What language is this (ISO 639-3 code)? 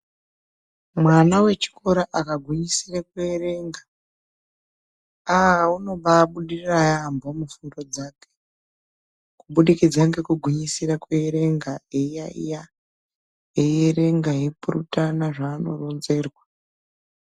ndc